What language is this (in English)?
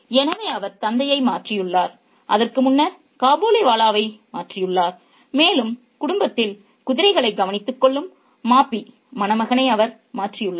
Tamil